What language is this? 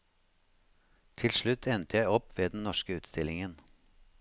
Norwegian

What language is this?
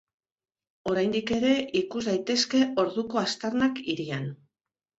Basque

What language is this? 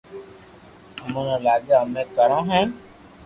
Loarki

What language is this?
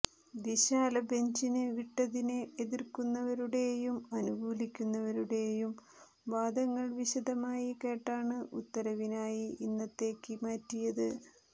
Malayalam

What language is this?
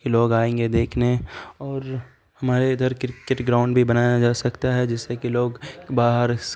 Urdu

